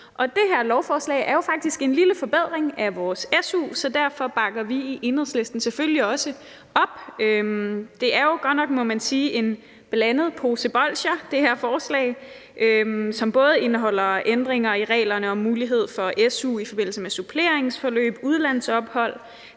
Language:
Danish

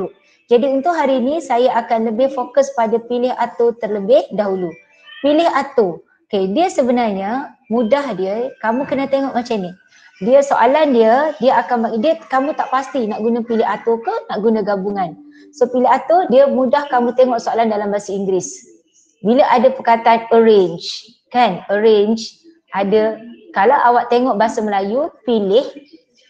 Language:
Malay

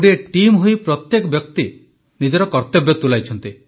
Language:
Odia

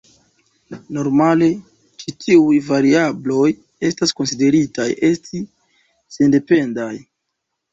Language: Esperanto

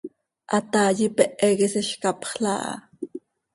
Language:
Seri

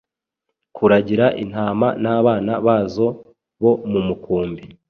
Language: Kinyarwanda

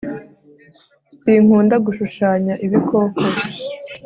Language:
Kinyarwanda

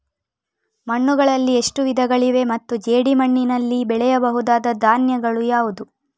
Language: Kannada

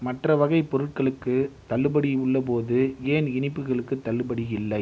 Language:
Tamil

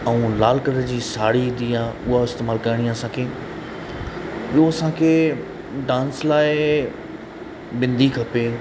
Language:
Sindhi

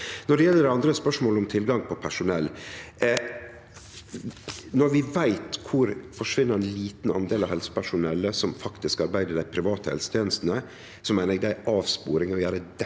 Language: Norwegian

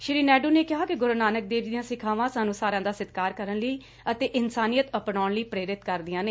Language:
Punjabi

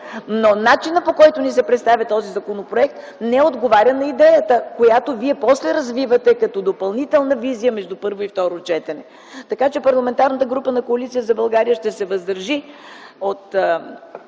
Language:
Bulgarian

